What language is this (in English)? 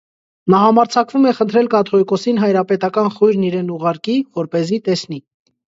Armenian